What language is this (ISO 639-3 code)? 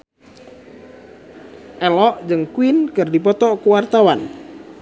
sun